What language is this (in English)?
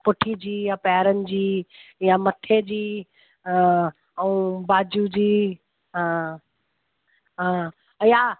Sindhi